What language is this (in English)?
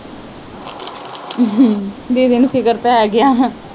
Punjabi